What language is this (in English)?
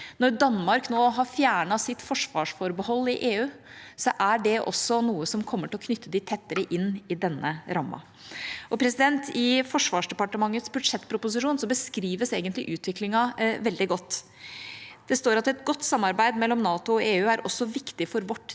Norwegian